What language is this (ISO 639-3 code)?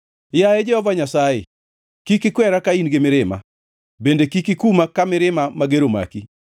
luo